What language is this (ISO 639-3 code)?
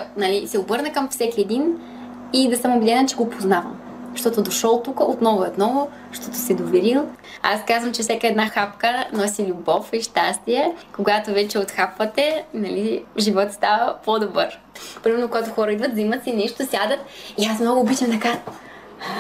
bul